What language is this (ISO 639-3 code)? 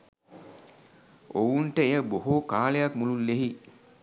sin